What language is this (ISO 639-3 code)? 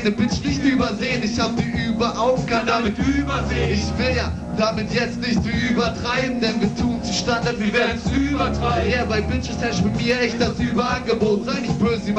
deu